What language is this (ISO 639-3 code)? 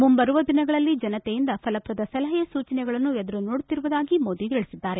kan